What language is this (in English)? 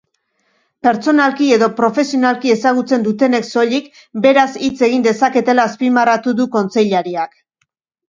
Basque